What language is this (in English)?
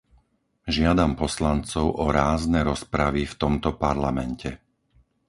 Slovak